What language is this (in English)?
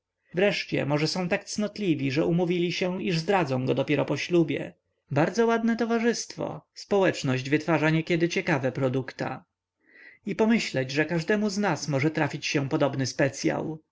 Polish